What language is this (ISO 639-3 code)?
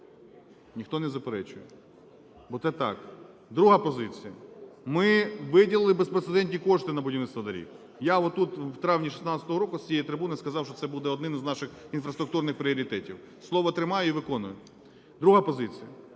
ukr